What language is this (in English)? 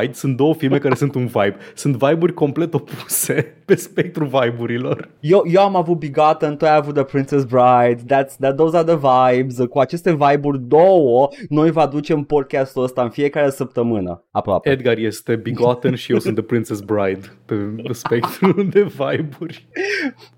Romanian